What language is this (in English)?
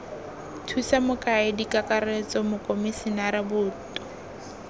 Tswana